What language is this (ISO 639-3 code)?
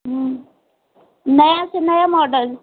hin